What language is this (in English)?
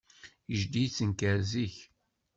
Kabyle